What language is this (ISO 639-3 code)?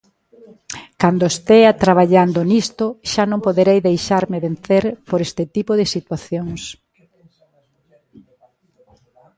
glg